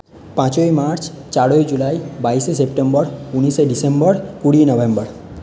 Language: Bangla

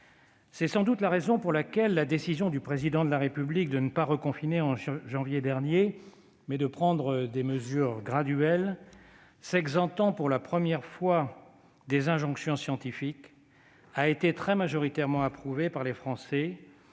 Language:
French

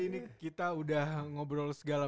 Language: Indonesian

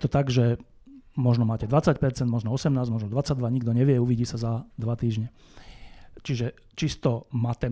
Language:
Slovak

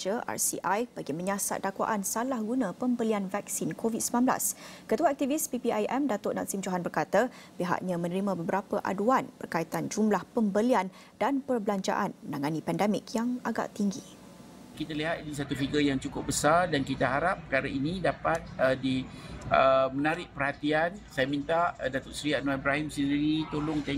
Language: Malay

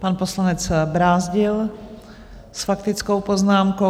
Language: Czech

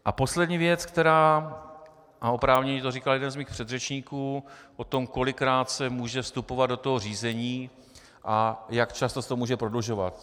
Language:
Czech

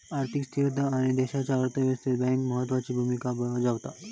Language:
Marathi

